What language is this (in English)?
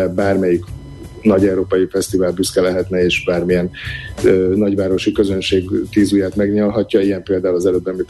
Hungarian